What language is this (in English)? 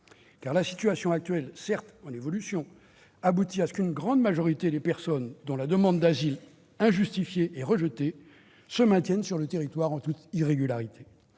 French